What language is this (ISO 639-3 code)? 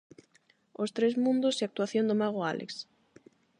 glg